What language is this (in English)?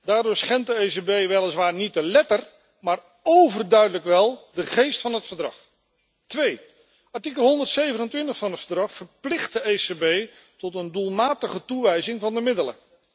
Dutch